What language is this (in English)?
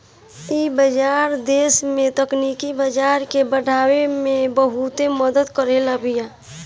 Bhojpuri